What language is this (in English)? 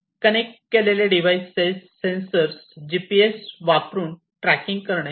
Marathi